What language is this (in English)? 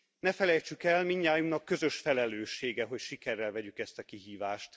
Hungarian